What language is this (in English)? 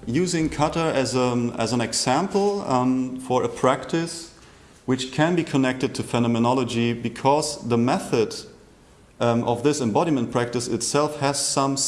English